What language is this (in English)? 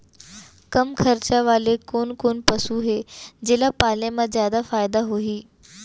Chhattisgarhi